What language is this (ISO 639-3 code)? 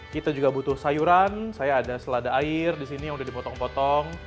ind